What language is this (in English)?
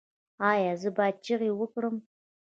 Pashto